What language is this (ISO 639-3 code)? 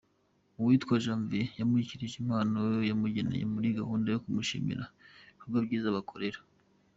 kin